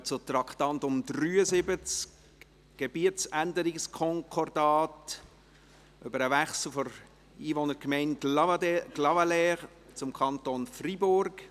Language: Swiss German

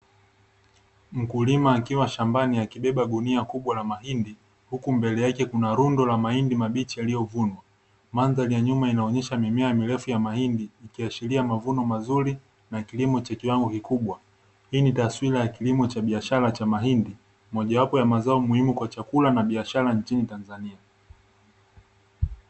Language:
Swahili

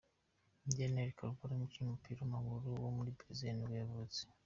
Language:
Kinyarwanda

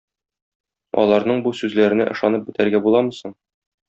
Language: Tatar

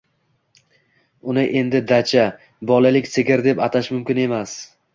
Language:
Uzbek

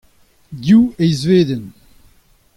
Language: Breton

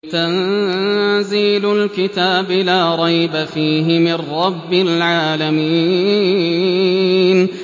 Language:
Arabic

